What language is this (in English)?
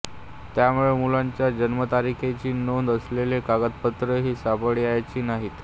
Marathi